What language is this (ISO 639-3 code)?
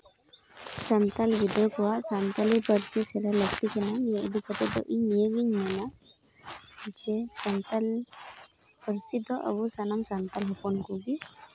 sat